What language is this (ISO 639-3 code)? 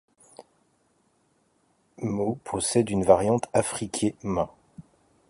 fra